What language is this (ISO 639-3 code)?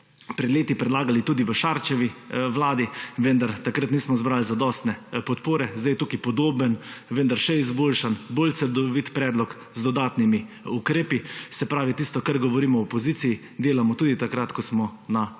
slv